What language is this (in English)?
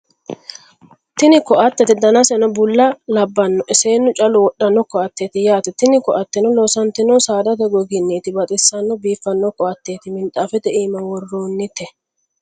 Sidamo